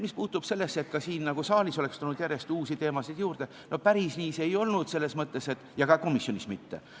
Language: Estonian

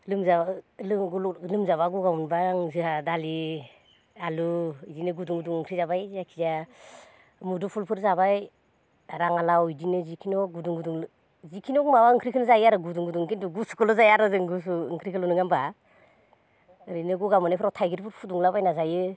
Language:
Bodo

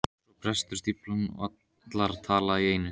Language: Icelandic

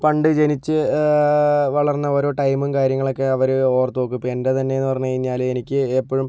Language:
Malayalam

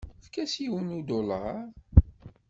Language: Kabyle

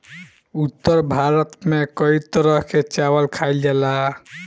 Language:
Bhojpuri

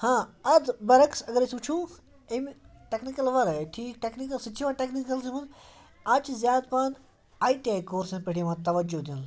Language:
Kashmiri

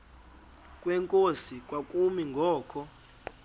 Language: Xhosa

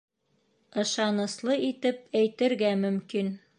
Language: Bashkir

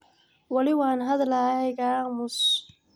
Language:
Somali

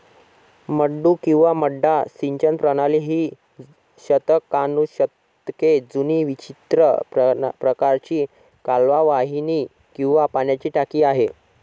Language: Marathi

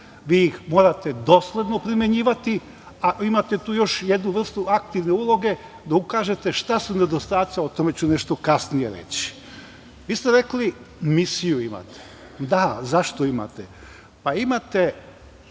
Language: Serbian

